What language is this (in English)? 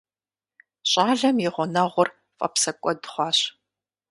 Kabardian